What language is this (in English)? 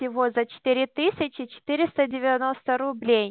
Russian